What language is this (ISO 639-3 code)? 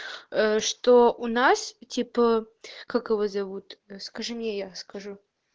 rus